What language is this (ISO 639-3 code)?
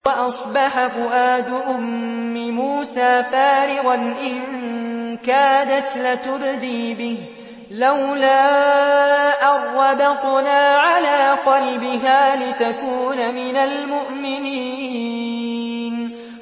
ara